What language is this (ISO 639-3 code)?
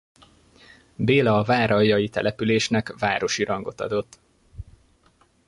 hun